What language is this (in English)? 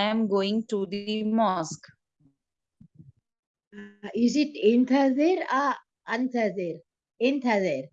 English